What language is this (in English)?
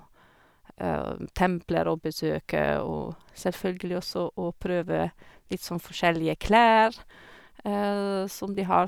Norwegian